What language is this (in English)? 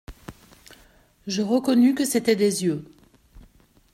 French